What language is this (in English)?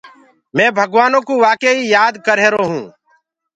Gurgula